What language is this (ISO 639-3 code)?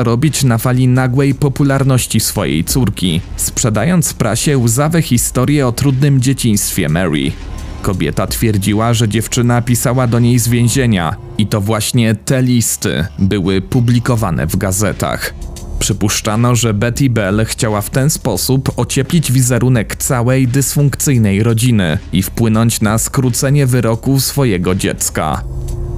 pol